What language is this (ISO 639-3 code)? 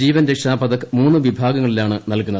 mal